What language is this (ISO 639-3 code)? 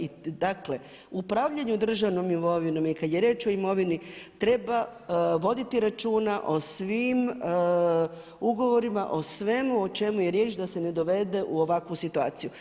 hrv